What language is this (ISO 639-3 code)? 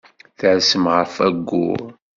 kab